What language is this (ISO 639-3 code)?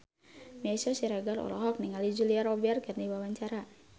sun